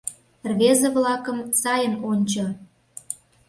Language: Mari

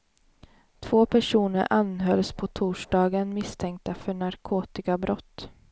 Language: Swedish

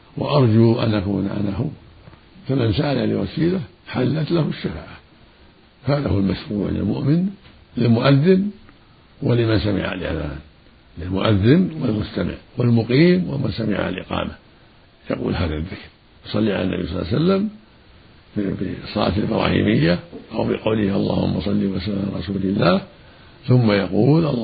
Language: Arabic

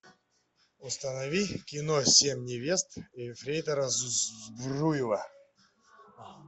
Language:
Russian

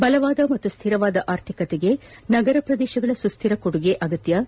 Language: Kannada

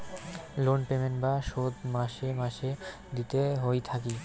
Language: Bangla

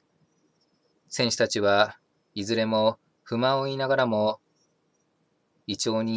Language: Japanese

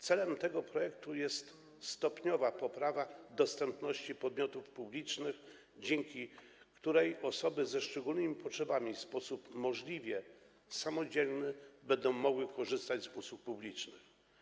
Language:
Polish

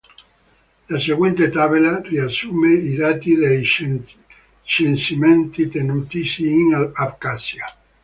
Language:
Italian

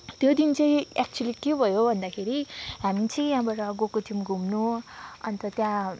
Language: Nepali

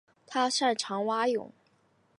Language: Chinese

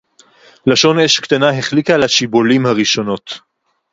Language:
Hebrew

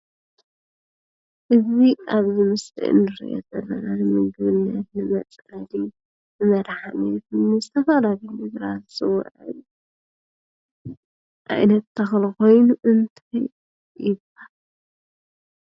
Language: Tigrinya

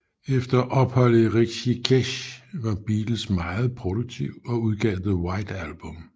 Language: Danish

